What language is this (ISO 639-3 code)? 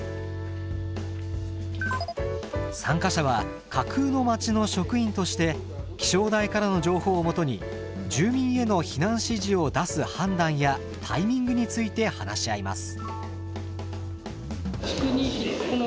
jpn